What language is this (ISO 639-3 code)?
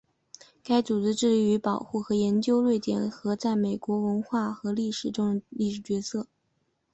zho